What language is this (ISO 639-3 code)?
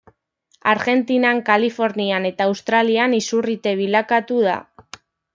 eus